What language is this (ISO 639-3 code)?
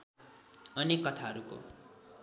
nep